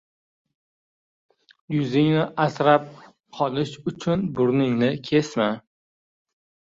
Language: Uzbek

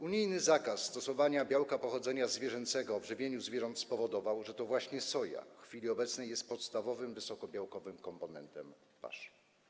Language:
Polish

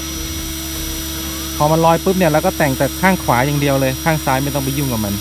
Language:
Thai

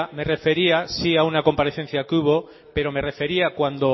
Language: Spanish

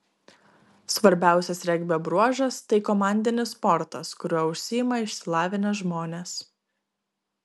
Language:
Lithuanian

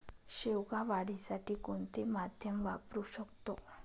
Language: Marathi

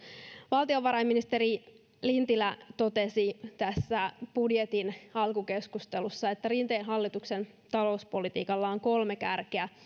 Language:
Finnish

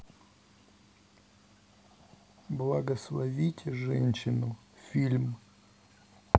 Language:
Russian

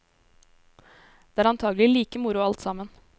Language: Norwegian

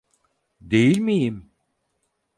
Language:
Turkish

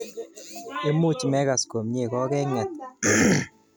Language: Kalenjin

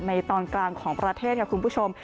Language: Thai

